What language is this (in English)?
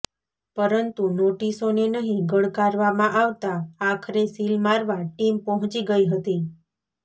Gujarati